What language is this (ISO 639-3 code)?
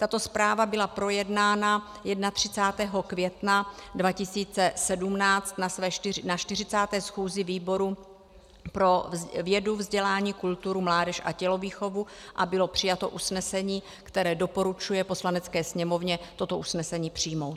ces